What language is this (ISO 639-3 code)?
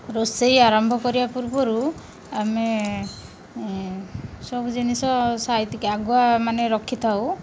ori